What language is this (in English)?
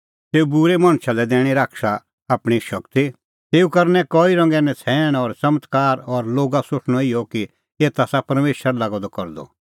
Kullu Pahari